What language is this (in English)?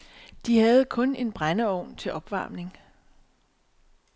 Danish